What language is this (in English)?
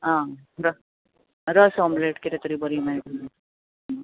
Konkani